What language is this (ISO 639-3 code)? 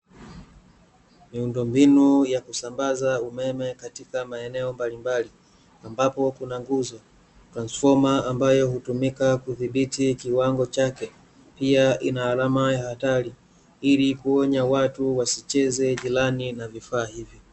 swa